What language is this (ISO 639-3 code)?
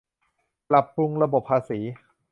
tha